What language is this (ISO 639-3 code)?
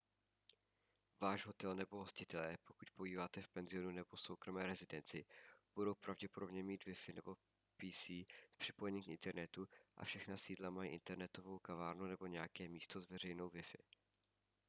ces